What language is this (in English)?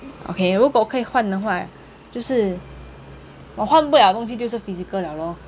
English